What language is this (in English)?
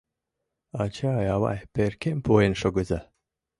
Mari